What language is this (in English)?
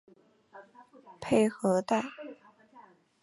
Chinese